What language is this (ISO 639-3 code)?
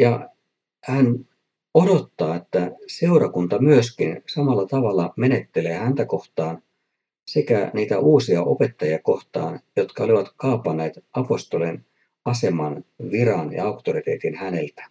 fin